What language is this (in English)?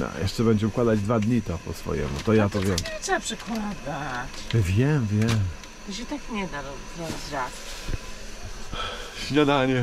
Polish